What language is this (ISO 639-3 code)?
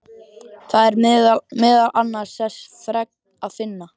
isl